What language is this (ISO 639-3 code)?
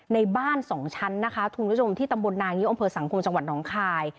tha